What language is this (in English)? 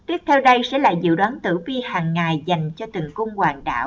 Vietnamese